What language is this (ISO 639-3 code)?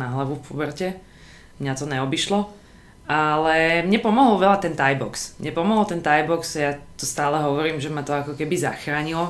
slk